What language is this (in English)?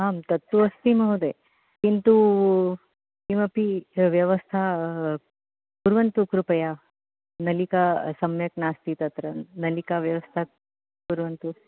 Sanskrit